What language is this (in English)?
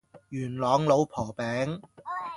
Cantonese